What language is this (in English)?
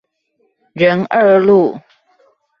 Chinese